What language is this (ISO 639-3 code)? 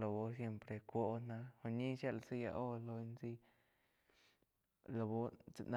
chq